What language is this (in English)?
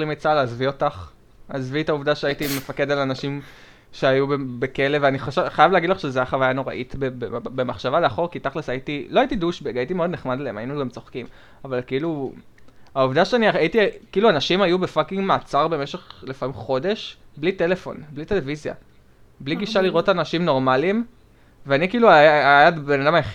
Hebrew